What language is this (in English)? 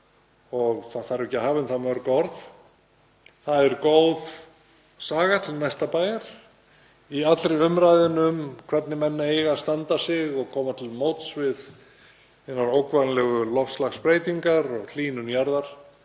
Icelandic